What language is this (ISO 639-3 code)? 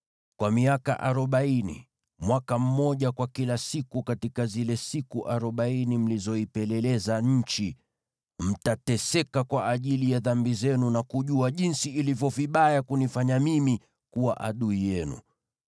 swa